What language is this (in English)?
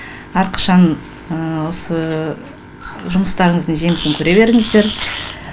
Kazakh